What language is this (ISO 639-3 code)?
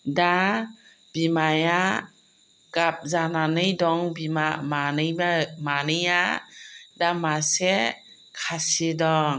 brx